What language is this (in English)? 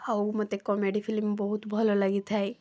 Odia